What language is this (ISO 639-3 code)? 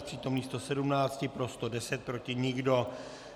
ces